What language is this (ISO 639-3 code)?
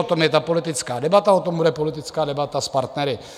ces